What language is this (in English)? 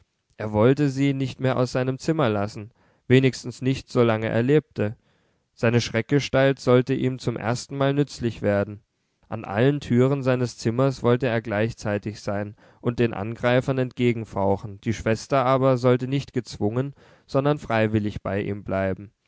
German